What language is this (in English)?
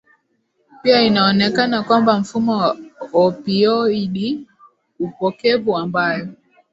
Swahili